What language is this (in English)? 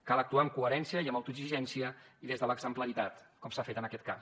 Catalan